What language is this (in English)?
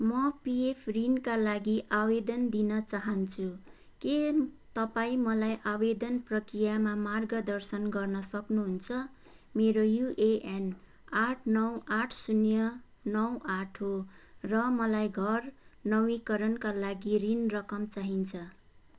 Nepali